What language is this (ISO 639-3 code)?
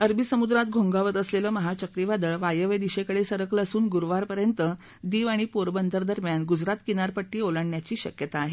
mar